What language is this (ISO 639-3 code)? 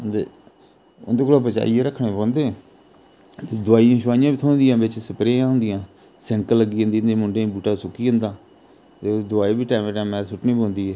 doi